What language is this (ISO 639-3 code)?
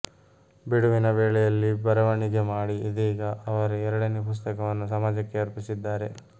kan